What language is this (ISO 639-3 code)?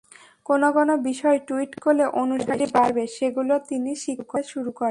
ben